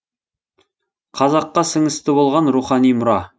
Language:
Kazakh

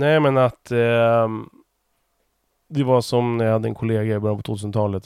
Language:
Swedish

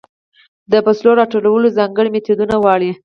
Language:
Pashto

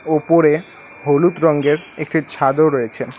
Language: Bangla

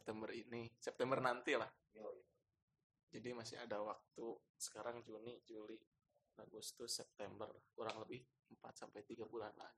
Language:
Indonesian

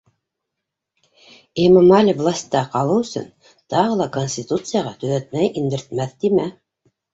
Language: Bashkir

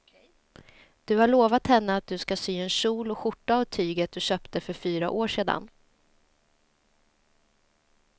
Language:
Swedish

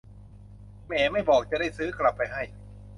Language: Thai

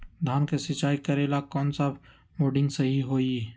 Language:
Magahi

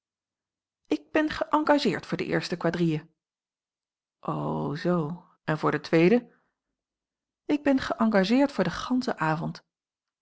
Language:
Dutch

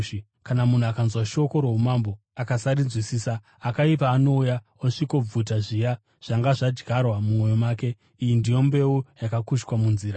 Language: Shona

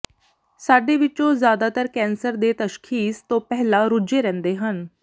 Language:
Punjabi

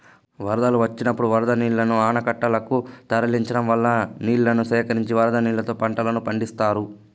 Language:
Telugu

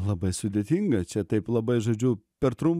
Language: Lithuanian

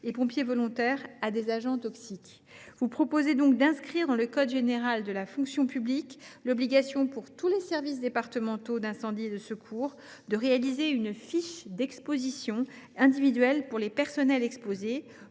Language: French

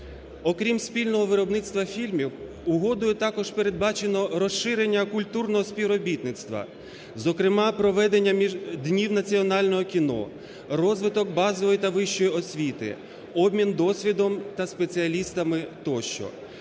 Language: Ukrainian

